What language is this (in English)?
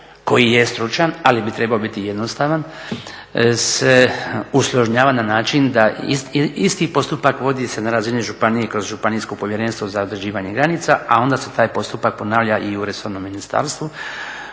Croatian